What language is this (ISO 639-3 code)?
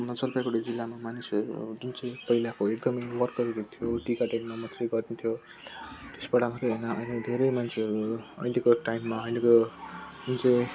nep